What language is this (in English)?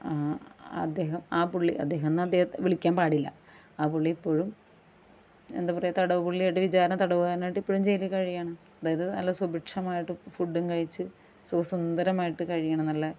Malayalam